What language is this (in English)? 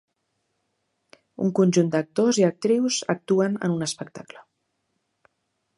Catalan